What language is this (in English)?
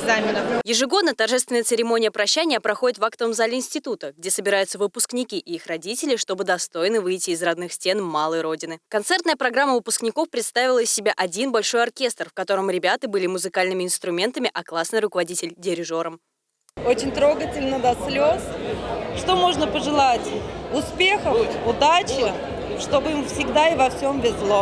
Russian